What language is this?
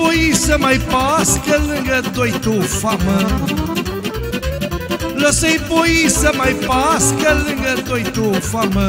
Romanian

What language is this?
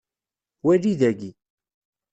Kabyle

